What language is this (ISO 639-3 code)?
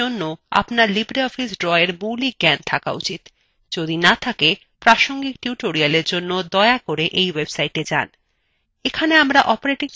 ben